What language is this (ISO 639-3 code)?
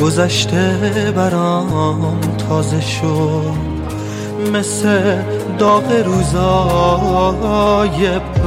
fas